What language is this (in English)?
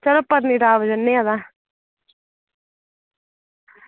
Dogri